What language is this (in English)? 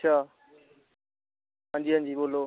Dogri